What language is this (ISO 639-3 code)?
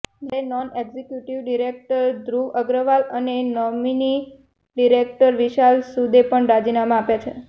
guj